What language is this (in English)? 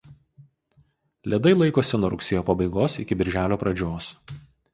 Lithuanian